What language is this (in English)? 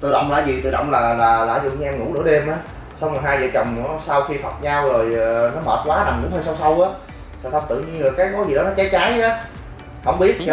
Vietnamese